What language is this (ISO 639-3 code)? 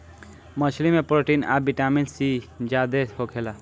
bho